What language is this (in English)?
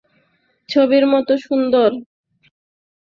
Bangla